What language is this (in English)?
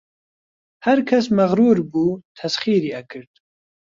Central Kurdish